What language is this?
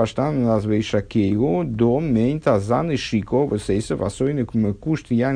Russian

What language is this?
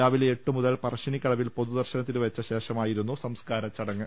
Malayalam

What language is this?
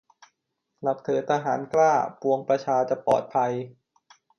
Thai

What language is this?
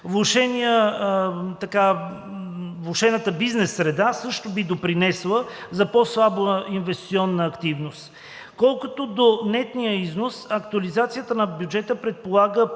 Bulgarian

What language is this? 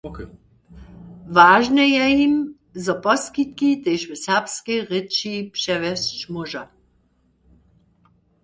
Upper Sorbian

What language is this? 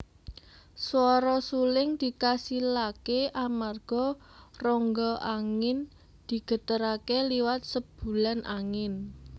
Javanese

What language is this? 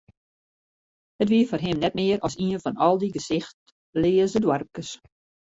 Western Frisian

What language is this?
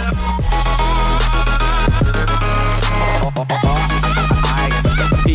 Japanese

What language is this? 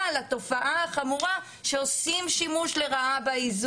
Hebrew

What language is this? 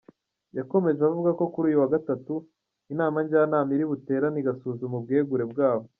Kinyarwanda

